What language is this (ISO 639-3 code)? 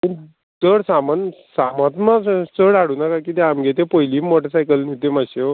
kok